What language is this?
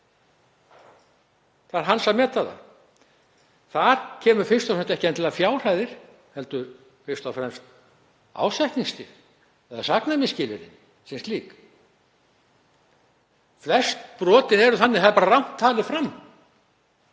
Icelandic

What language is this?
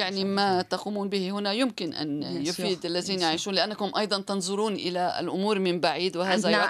Arabic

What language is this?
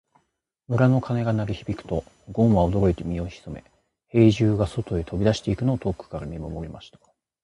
Japanese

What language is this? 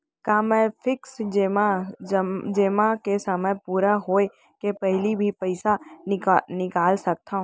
Chhattisgarhi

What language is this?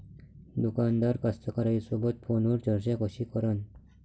Marathi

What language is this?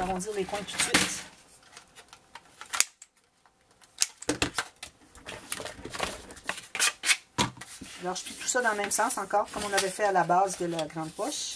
French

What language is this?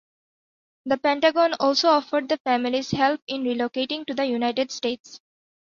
English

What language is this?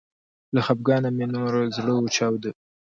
Pashto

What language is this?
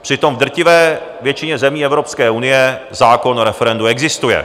Czech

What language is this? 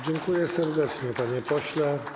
Polish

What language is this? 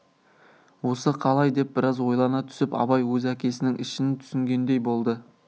Kazakh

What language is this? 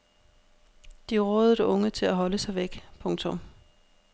Danish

